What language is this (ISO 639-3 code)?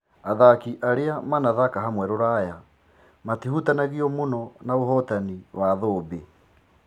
kik